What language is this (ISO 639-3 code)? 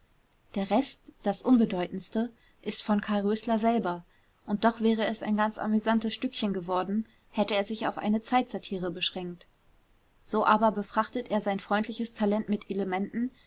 deu